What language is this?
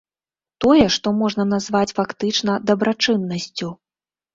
Belarusian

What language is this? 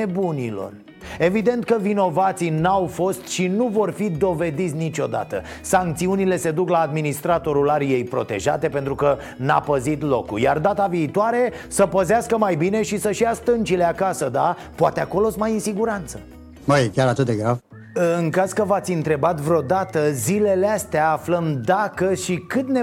Romanian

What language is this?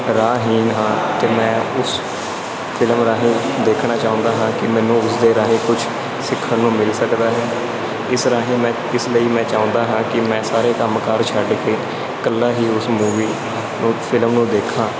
Punjabi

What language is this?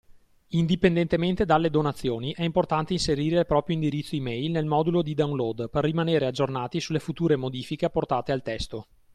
Italian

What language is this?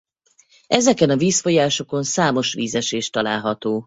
Hungarian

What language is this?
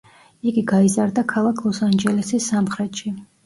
Georgian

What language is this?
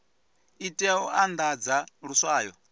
Venda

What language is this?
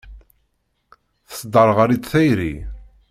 Kabyle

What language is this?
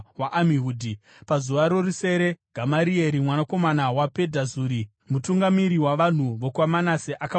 Shona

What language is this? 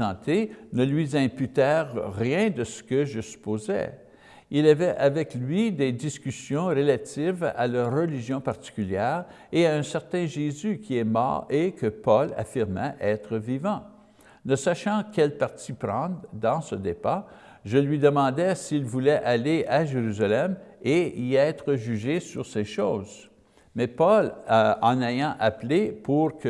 French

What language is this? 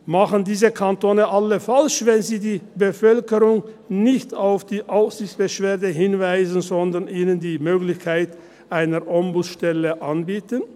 Swiss German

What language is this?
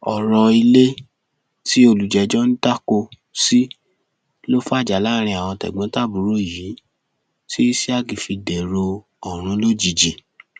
Yoruba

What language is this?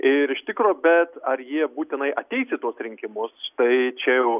Lithuanian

